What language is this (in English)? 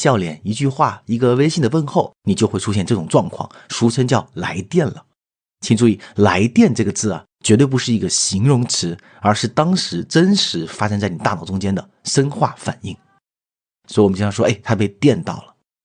Chinese